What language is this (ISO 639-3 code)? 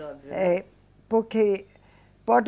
por